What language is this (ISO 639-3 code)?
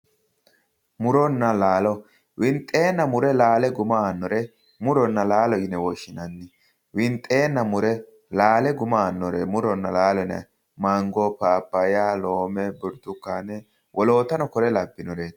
sid